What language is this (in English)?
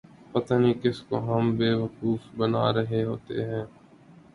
Urdu